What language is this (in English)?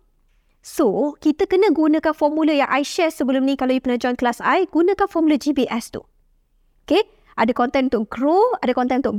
Malay